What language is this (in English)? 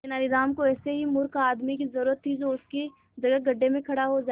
Hindi